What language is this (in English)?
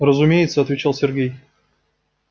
Russian